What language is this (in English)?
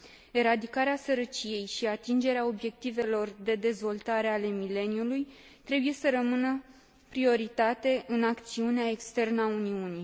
Romanian